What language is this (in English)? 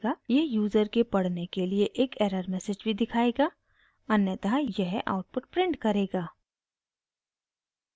Hindi